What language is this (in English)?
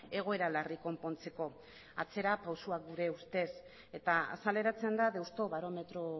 Basque